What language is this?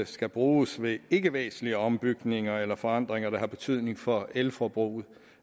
Danish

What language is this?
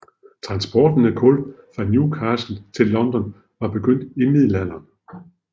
Danish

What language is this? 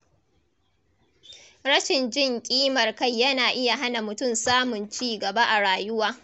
Hausa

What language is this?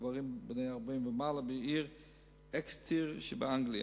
Hebrew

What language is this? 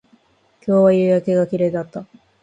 Japanese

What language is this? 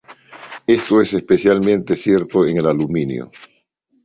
Spanish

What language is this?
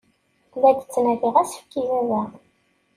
Kabyle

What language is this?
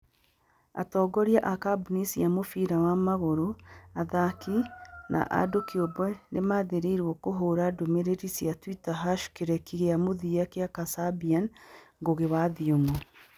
Kikuyu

